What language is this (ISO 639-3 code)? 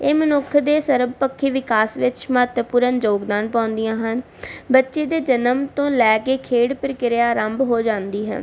pan